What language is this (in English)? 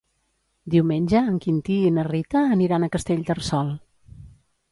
Catalan